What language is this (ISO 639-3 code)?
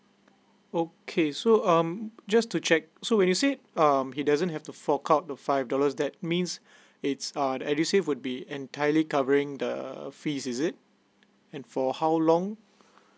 eng